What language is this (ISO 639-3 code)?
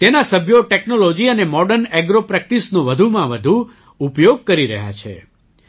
guj